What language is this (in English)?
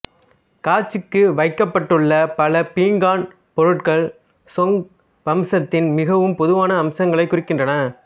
Tamil